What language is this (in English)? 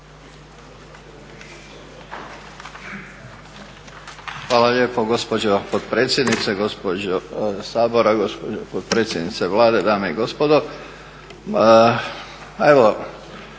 Croatian